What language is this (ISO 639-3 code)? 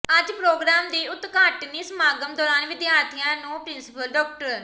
pan